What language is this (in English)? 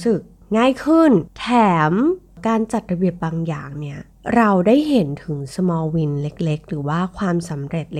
Thai